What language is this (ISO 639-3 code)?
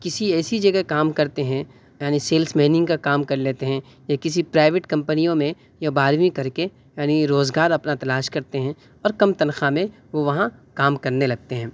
urd